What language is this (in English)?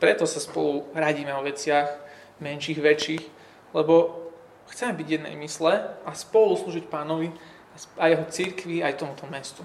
Slovak